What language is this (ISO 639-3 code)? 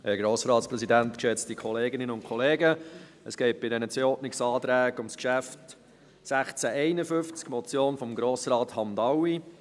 gsw